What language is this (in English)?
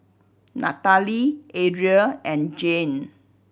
English